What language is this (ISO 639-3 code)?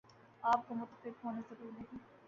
urd